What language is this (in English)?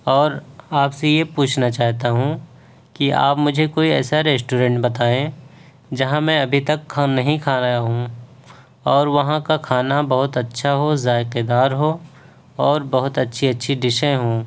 Urdu